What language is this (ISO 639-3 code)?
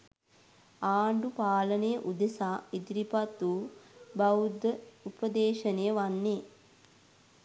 sin